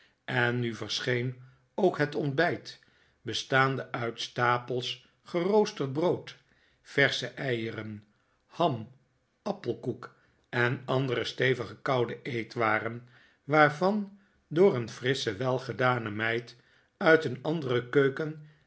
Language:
Dutch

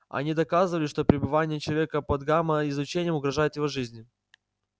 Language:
Russian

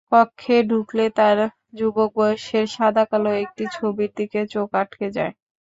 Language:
Bangla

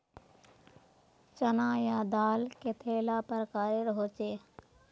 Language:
Magahi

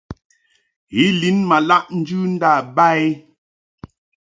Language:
Mungaka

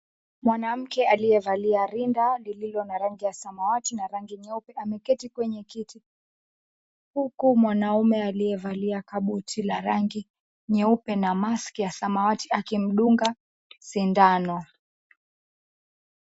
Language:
Swahili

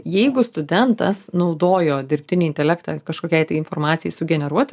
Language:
Lithuanian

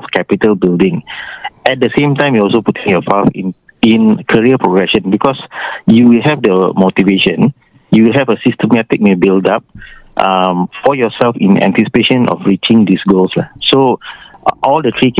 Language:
Malay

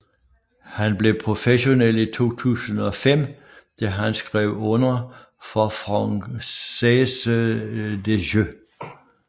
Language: Danish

